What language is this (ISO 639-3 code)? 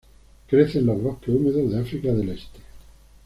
spa